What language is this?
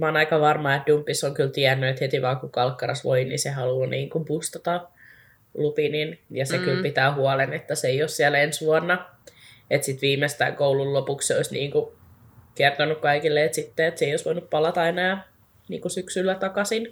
Finnish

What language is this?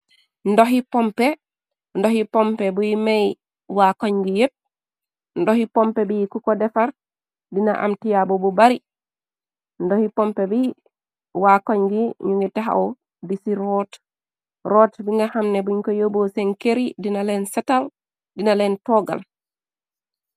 Wolof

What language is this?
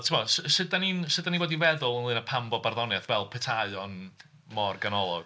Welsh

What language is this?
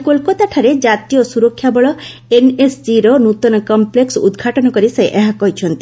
Odia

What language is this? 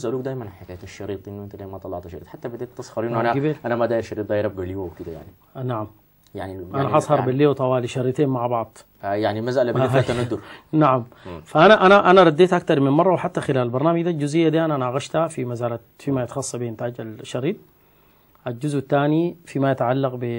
Arabic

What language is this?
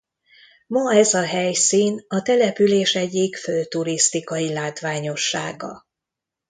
Hungarian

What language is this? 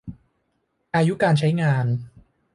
Thai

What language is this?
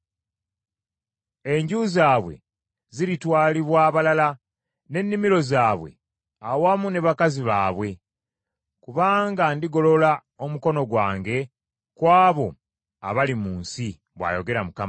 Ganda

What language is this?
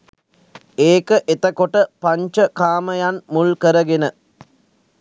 Sinhala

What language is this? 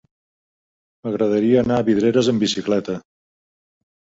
Catalan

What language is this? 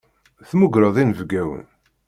Kabyle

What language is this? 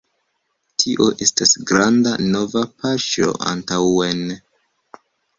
Esperanto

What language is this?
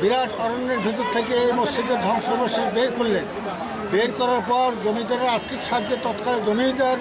Arabic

